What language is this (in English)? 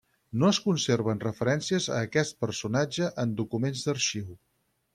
Catalan